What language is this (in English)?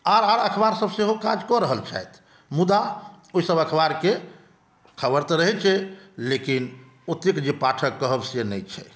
Maithili